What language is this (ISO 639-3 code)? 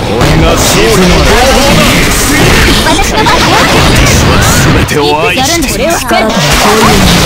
jpn